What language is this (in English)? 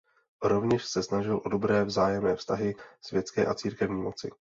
Czech